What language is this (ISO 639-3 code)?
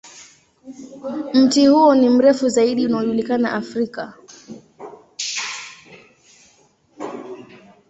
swa